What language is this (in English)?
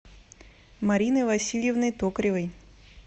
Russian